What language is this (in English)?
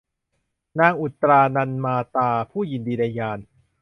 Thai